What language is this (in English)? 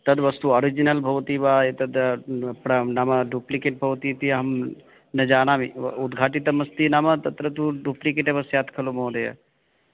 Sanskrit